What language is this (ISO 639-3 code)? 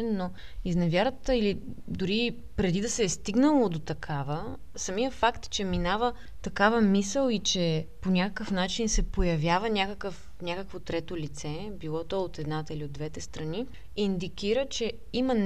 bul